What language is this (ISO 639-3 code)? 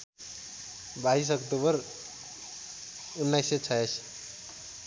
nep